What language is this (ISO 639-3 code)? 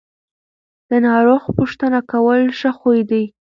pus